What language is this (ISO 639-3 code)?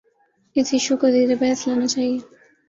urd